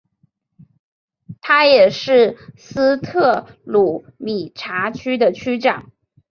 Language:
Chinese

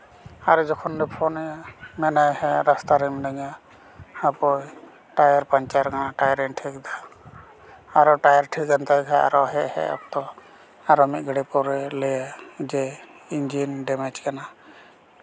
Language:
Santali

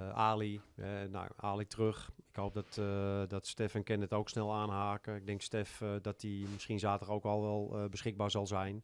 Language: Dutch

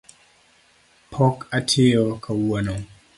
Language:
Luo (Kenya and Tanzania)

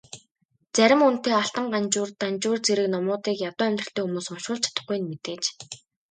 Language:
Mongolian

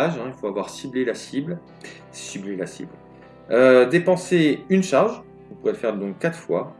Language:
French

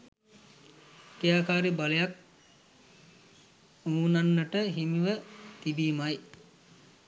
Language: Sinhala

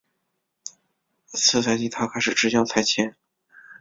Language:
Chinese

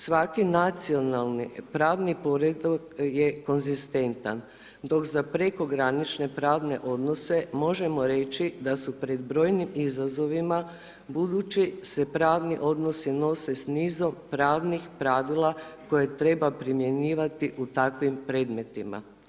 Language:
Croatian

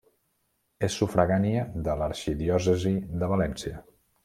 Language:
Catalan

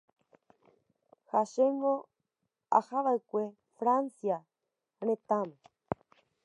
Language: Guarani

